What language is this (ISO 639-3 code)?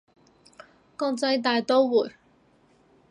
yue